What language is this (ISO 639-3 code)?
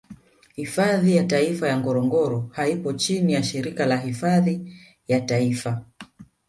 swa